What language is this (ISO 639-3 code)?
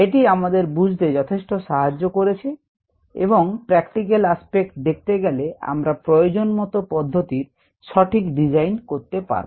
ben